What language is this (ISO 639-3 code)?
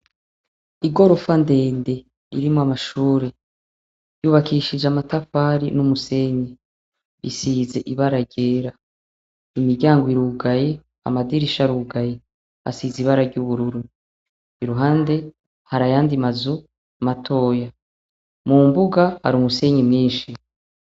run